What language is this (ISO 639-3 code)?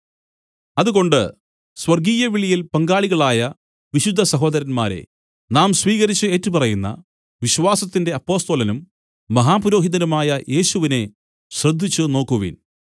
mal